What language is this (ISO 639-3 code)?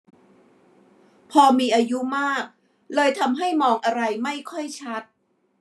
tha